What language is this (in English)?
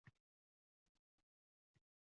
Uzbek